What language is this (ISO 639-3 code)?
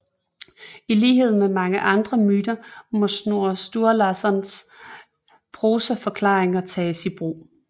dan